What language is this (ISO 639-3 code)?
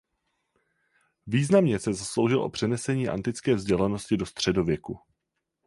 ces